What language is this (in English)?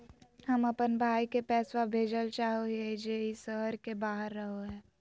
Magahi